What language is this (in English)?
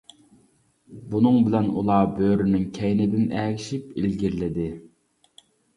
Uyghur